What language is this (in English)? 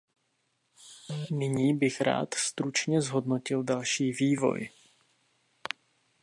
Czech